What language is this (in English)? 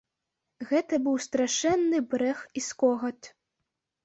Belarusian